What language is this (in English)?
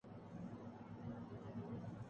Urdu